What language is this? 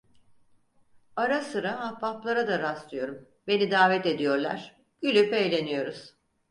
Turkish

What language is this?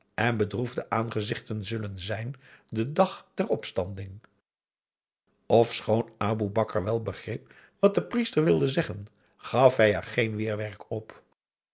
Dutch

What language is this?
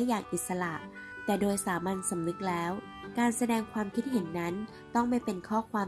Thai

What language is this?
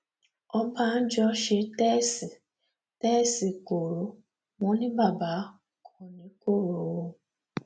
Yoruba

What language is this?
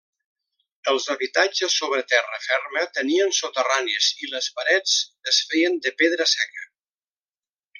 Catalan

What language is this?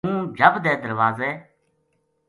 Gujari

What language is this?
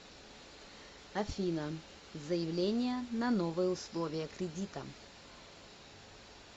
Russian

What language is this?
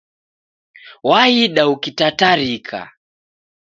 Taita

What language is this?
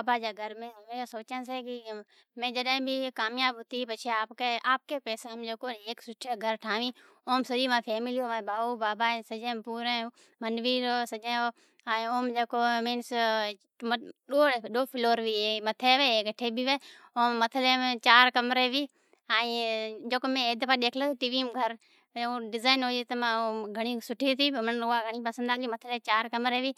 Od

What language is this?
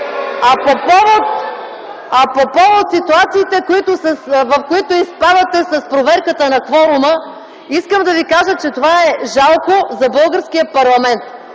Bulgarian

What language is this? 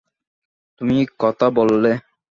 Bangla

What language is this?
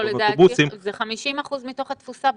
Hebrew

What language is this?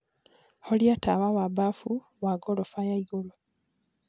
Kikuyu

